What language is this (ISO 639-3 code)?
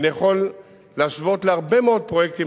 heb